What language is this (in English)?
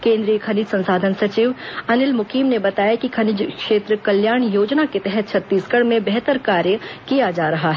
Hindi